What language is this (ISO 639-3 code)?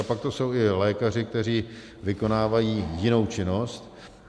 ces